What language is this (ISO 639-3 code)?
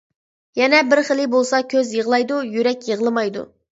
uig